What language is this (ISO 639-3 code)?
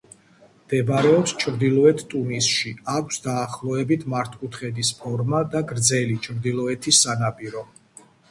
kat